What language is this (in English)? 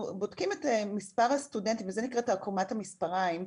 Hebrew